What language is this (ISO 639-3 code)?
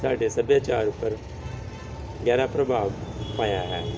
pan